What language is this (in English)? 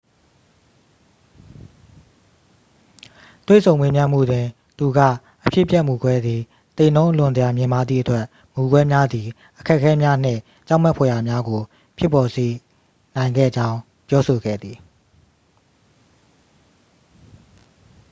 Burmese